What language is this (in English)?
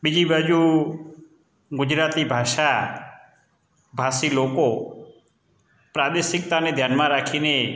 Gujarati